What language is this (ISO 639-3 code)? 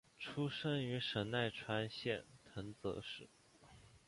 zho